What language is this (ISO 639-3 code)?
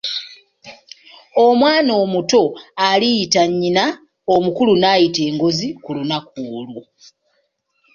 lug